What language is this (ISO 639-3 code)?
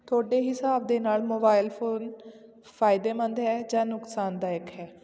pan